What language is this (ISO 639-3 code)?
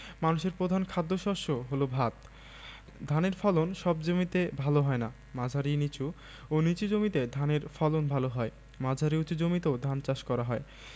ben